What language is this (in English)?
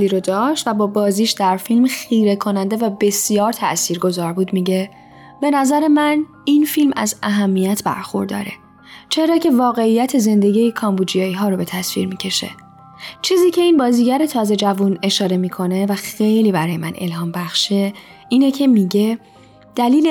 Persian